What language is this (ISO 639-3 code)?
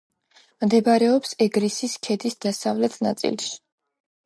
kat